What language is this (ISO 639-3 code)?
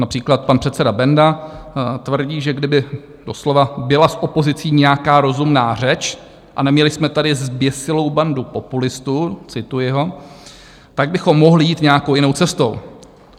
ces